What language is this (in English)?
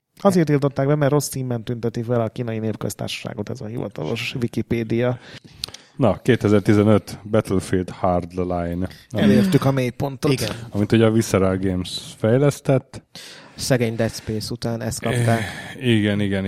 Hungarian